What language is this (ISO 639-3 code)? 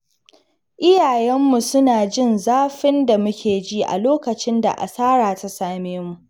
hau